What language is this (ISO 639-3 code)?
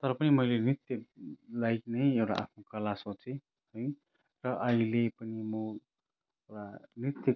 nep